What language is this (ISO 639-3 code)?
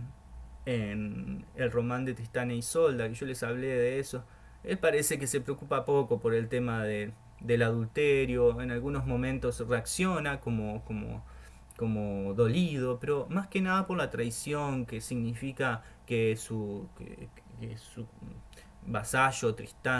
spa